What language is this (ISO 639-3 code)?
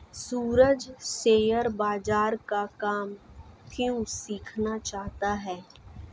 hin